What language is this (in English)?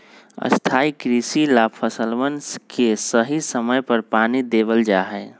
Magahi